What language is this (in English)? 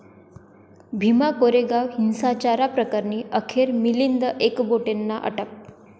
Marathi